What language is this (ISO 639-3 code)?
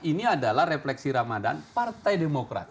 ind